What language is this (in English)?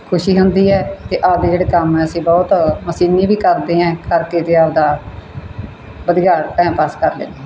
Punjabi